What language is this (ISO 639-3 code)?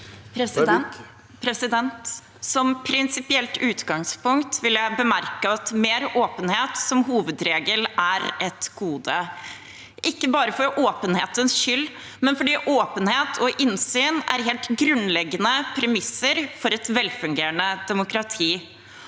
nor